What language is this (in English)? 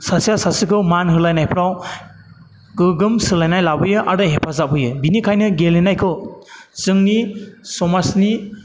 Bodo